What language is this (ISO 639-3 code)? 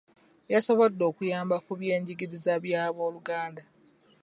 lug